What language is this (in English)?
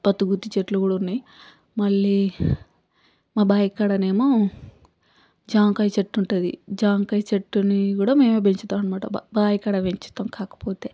Telugu